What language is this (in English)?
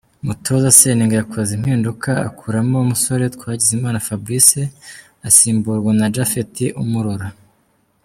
Kinyarwanda